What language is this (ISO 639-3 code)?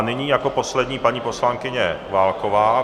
ces